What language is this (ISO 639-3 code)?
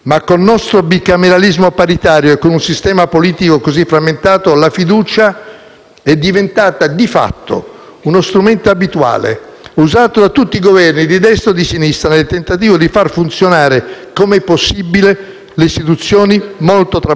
ita